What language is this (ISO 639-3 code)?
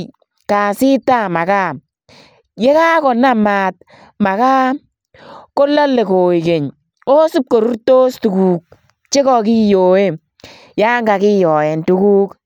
kln